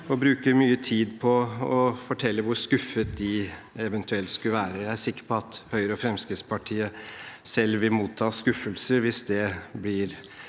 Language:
Norwegian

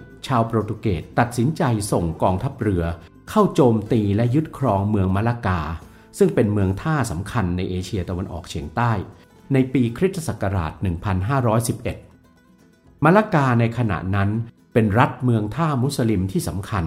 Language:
Thai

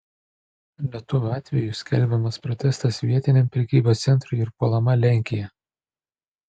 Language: Lithuanian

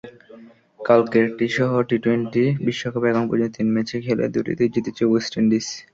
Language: Bangla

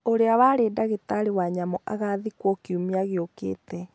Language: Kikuyu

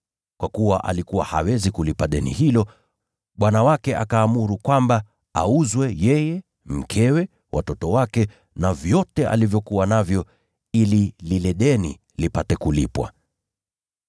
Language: Swahili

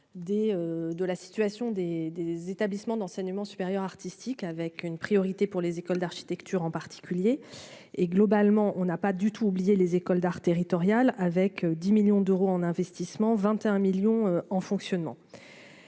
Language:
French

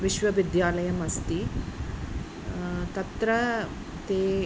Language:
Sanskrit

